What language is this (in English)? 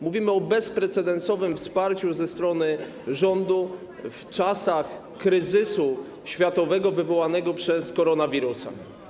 Polish